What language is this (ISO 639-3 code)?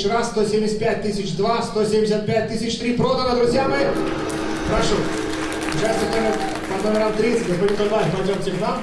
rus